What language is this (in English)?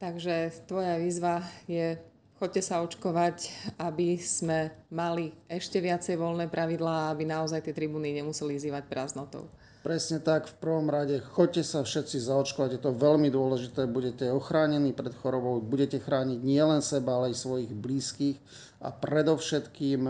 Slovak